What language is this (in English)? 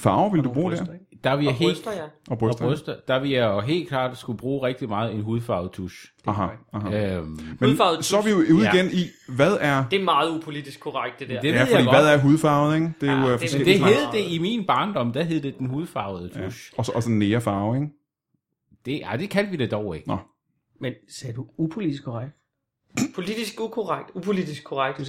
Danish